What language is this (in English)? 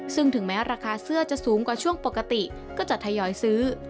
Thai